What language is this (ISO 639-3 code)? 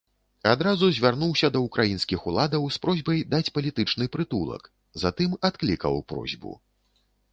bel